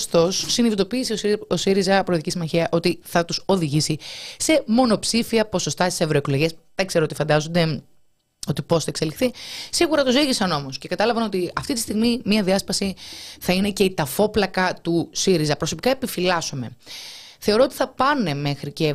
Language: Greek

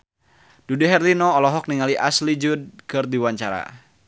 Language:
Sundanese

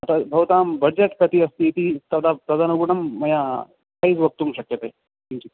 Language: Sanskrit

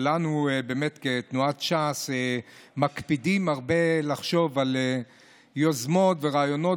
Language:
Hebrew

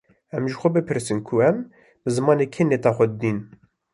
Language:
Kurdish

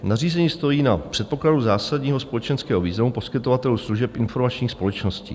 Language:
Czech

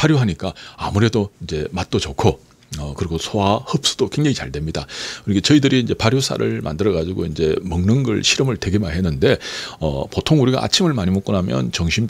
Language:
Korean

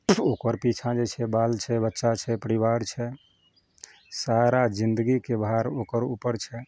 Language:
Maithili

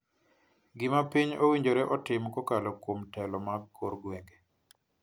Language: Luo (Kenya and Tanzania)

